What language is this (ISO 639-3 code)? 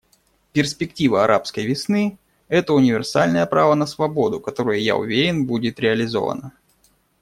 rus